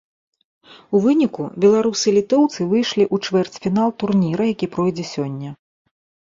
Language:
Belarusian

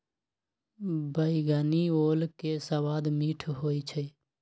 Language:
Magahi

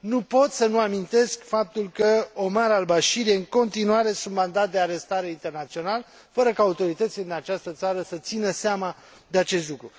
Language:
Romanian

